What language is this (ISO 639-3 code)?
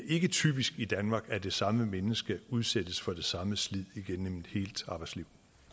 dan